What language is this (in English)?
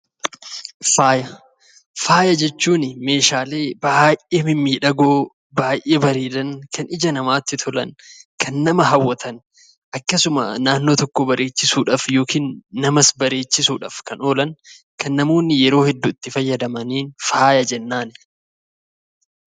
Oromo